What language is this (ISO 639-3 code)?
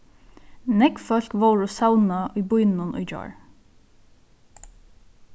fao